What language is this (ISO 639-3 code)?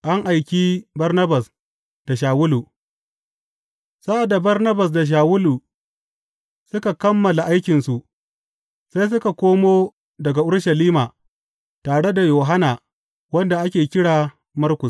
hau